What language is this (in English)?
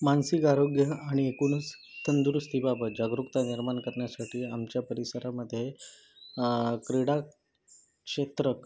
Marathi